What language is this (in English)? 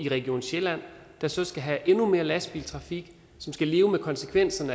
Danish